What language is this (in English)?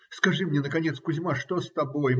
Russian